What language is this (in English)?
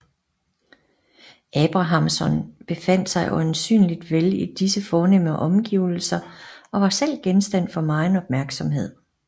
Danish